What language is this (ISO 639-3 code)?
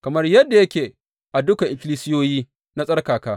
hau